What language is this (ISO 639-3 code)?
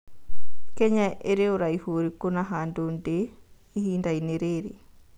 kik